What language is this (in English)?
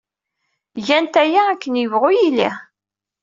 Kabyle